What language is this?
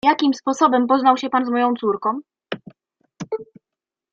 Polish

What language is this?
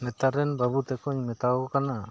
Santali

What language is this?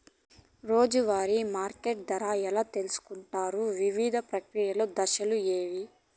Telugu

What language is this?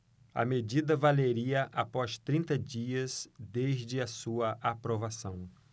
Portuguese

